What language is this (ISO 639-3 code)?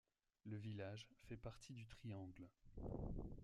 fra